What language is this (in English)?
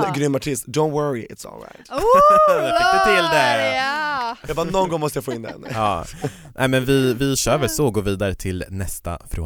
Swedish